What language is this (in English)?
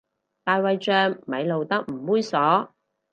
Cantonese